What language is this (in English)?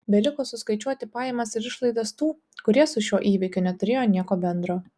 Lithuanian